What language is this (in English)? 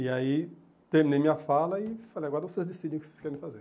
Portuguese